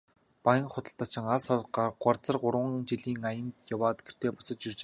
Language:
Mongolian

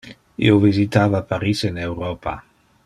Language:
Interlingua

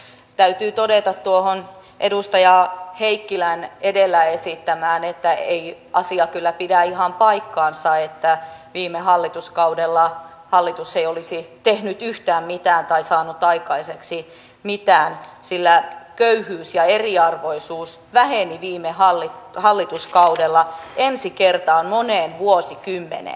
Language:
Finnish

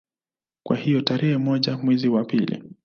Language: Swahili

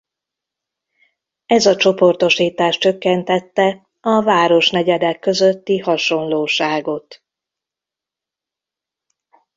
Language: Hungarian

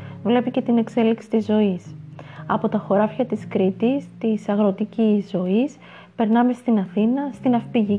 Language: Greek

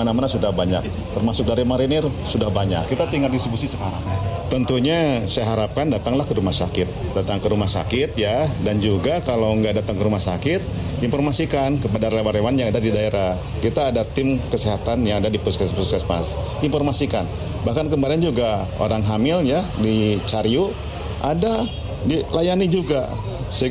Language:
Indonesian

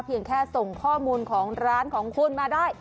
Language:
Thai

